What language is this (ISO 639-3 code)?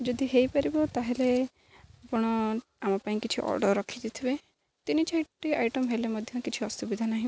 ori